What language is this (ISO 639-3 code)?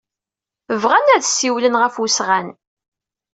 kab